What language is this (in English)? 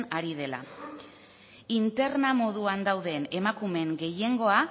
Basque